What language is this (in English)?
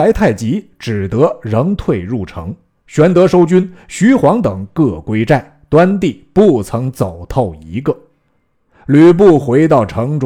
Chinese